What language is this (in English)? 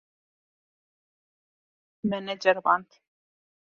Kurdish